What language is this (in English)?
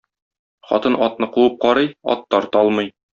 Tatar